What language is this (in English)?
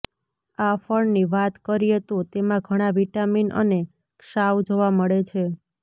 Gujarati